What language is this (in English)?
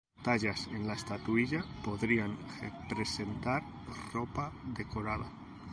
Spanish